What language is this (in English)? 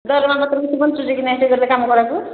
Odia